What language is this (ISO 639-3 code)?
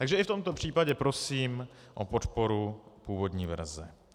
ces